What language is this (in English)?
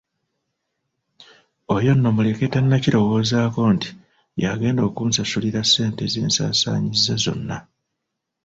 Ganda